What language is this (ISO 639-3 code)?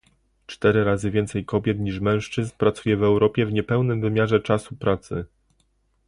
pol